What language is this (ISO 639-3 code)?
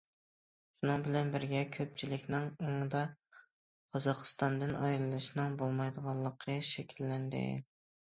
uig